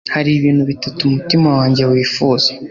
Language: Kinyarwanda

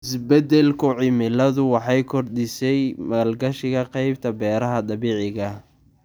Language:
Somali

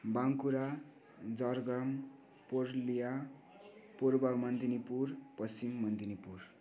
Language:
Nepali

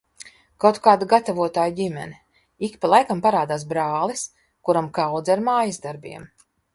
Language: Latvian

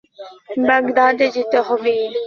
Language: Bangla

